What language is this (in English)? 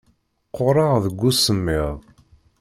Kabyle